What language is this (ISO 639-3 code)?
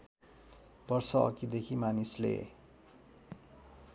nep